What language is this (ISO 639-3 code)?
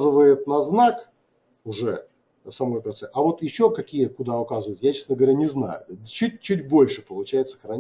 rus